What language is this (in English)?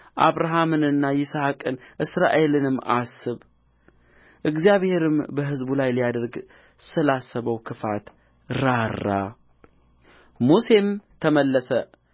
Amharic